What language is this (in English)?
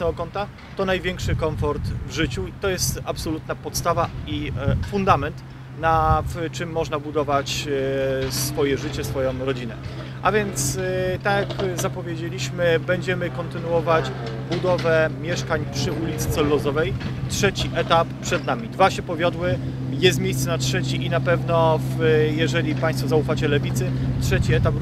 Polish